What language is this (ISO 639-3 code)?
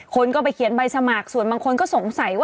tha